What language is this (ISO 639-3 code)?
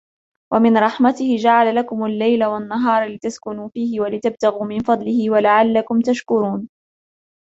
ara